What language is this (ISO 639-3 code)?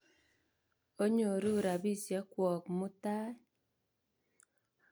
kln